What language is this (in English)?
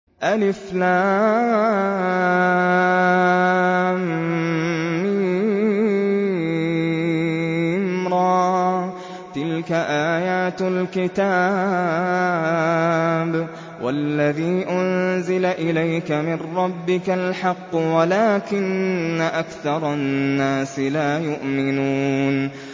Arabic